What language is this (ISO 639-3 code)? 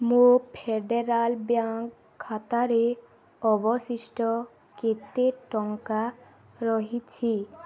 ori